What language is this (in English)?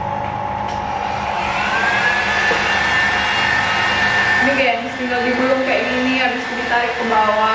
Indonesian